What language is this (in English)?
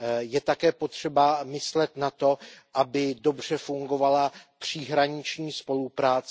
Czech